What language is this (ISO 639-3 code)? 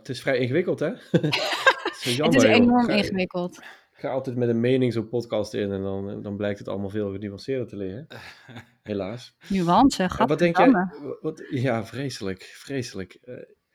nld